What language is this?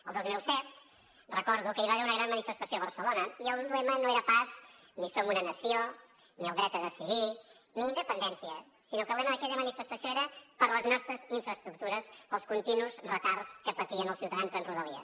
Catalan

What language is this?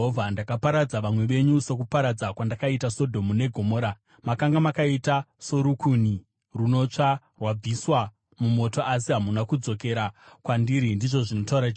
Shona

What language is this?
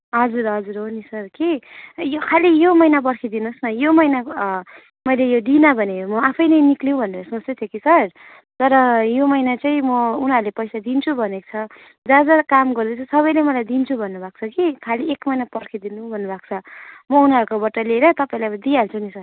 Nepali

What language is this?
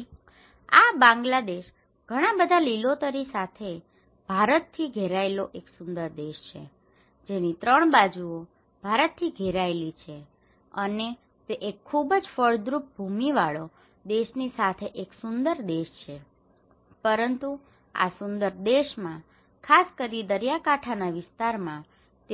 Gujarati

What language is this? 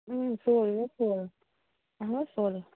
Kashmiri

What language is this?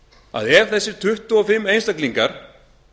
Icelandic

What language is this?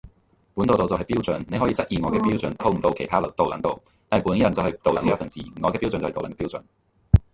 Cantonese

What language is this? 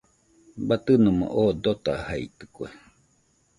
Nüpode Huitoto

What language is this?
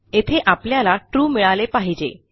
Marathi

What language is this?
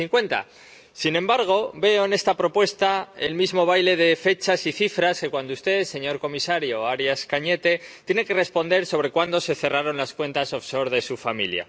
Spanish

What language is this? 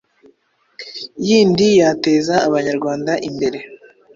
Kinyarwanda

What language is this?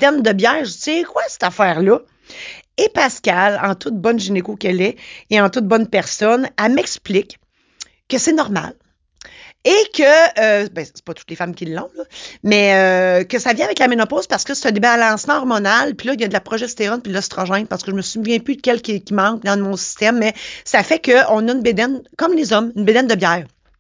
French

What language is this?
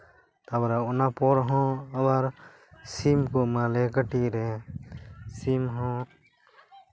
Santali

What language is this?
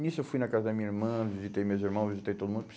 Portuguese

